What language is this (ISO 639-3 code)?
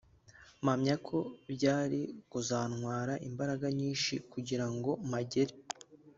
kin